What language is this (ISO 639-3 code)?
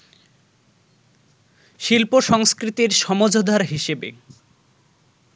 ben